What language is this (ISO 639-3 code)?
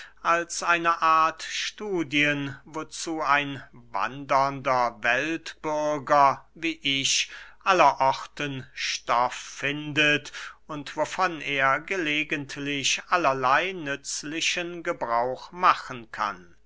deu